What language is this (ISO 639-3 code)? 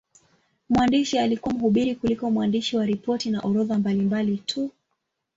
swa